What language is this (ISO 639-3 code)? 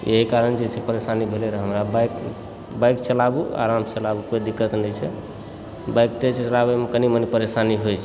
mai